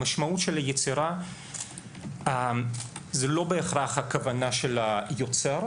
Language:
Hebrew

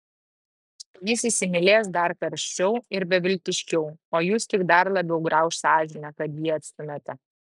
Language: Lithuanian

